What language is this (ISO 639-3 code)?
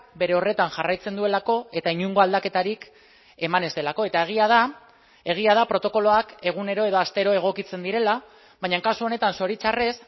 eus